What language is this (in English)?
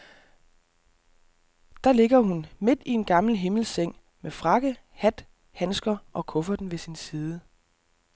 Danish